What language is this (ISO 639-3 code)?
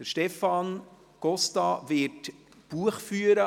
gsw